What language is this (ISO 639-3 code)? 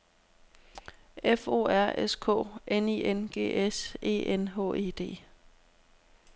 dan